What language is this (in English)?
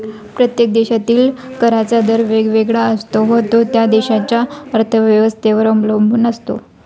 Marathi